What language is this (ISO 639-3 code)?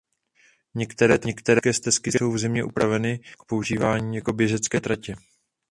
ces